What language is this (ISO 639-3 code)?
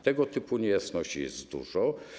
pol